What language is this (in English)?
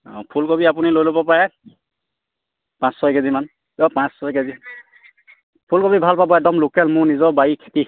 Assamese